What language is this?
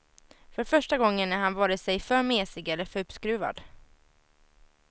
Swedish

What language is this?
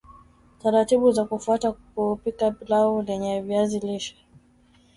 Swahili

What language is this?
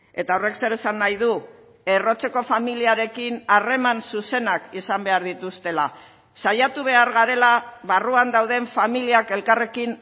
Basque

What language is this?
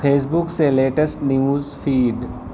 Urdu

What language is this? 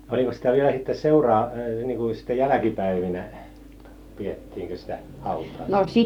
Finnish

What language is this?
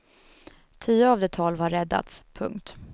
Swedish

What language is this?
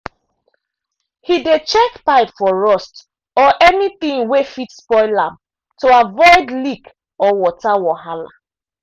Nigerian Pidgin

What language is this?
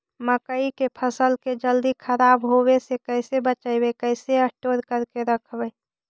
Magahi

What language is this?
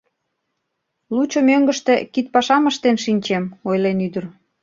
Mari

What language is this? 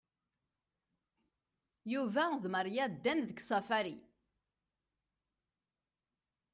Kabyle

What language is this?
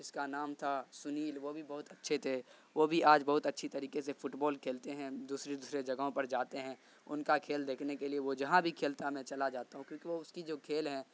Urdu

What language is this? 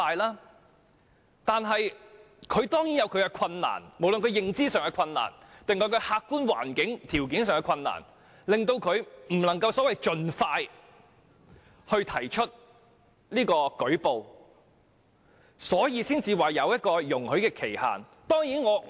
Cantonese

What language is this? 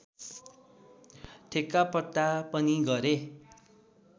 Nepali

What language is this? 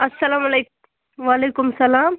Kashmiri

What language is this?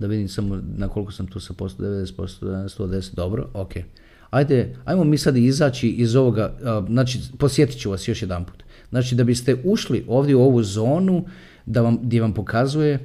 Croatian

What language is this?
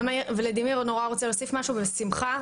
Hebrew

